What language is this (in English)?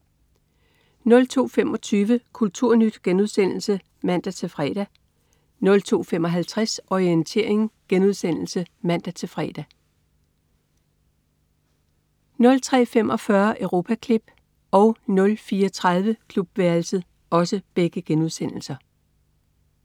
Danish